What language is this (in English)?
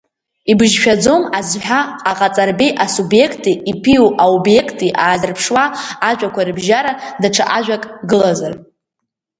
Abkhazian